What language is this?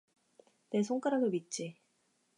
Korean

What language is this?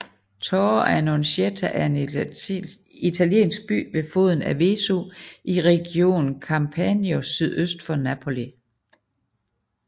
Danish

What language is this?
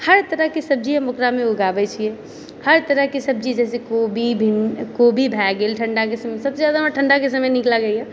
Maithili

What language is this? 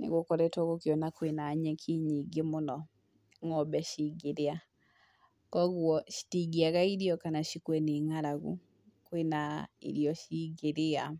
Kikuyu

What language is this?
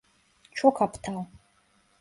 Turkish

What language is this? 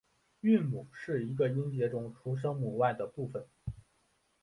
Chinese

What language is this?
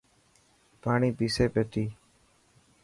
Dhatki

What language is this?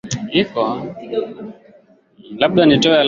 Swahili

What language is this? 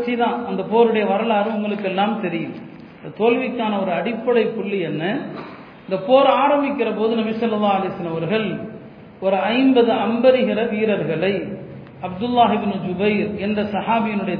Tamil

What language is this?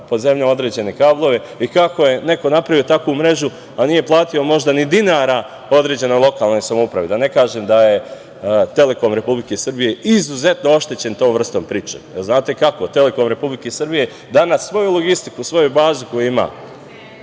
Serbian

